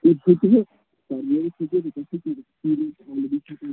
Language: Kashmiri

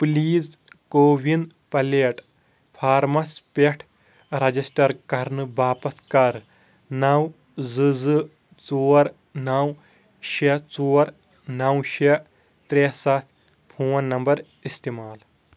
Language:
Kashmiri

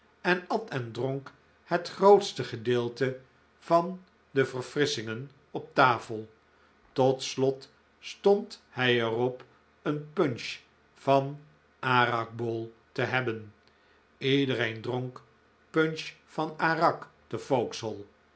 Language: Dutch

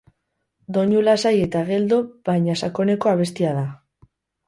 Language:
Basque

